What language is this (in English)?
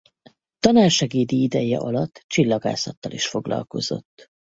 Hungarian